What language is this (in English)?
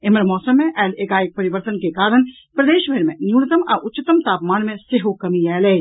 Maithili